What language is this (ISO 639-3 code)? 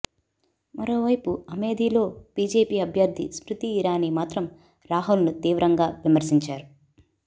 tel